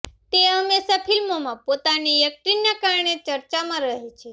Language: Gujarati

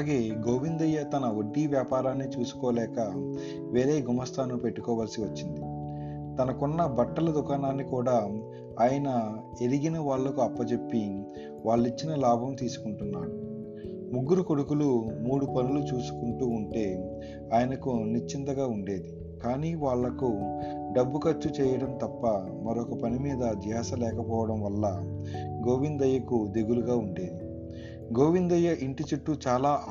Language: Telugu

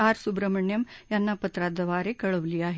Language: Marathi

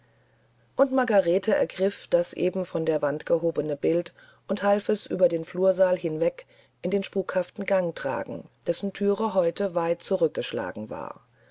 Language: German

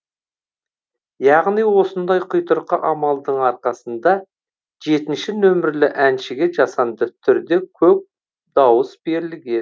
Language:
Kazakh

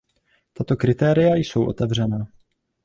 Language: Czech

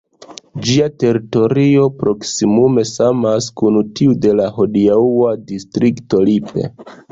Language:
Esperanto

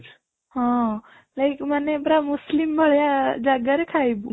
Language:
Odia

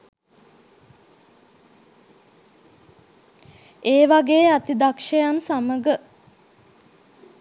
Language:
Sinhala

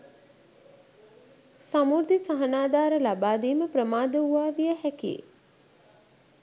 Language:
Sinhala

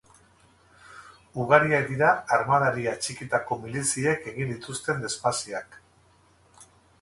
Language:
Basque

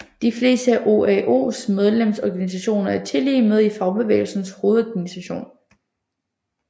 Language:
Danish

